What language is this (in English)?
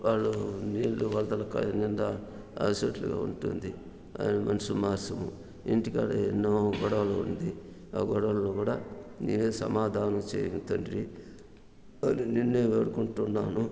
Telugu